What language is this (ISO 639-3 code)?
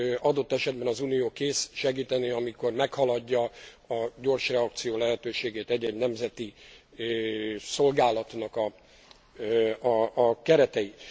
hun